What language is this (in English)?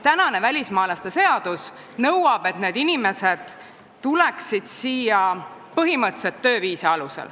Estonian